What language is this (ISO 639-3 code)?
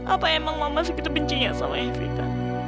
ind